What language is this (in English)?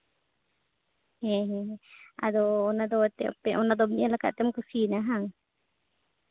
Santali